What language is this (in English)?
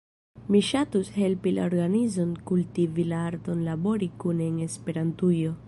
Esperanto